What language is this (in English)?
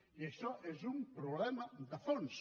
Catalan